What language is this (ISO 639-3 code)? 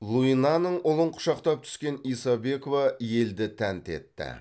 kaz